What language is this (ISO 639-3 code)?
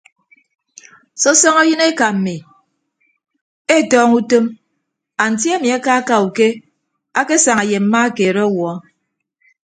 ibb